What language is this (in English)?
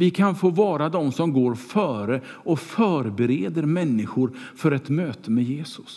Swedish